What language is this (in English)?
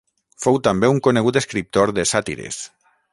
Catalan